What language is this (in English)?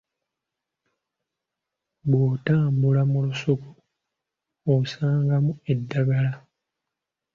Ganda